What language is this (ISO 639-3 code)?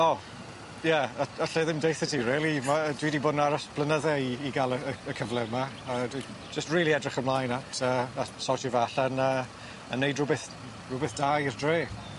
cym